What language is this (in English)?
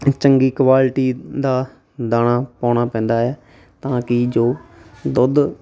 Punjabi